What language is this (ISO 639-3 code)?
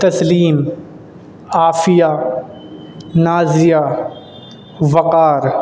urd